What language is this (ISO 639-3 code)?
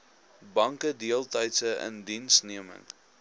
afr